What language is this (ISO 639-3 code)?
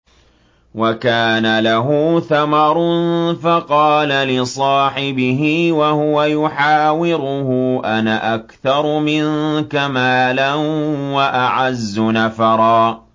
ara